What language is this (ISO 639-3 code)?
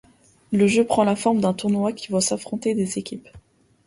fra